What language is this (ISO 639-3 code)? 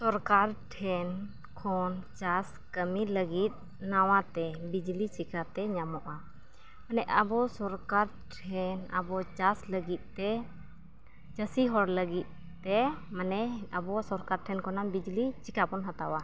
sat